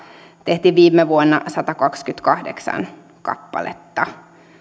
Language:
Finnish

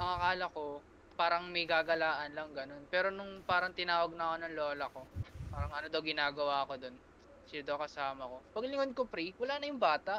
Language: Filipino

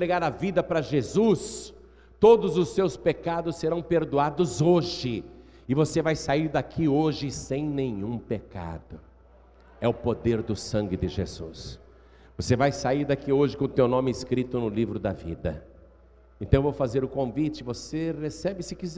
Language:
Portuguese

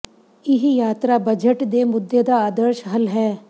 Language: Punjabi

